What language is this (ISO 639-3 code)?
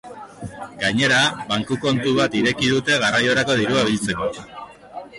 eus